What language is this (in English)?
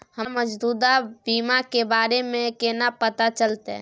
Maithili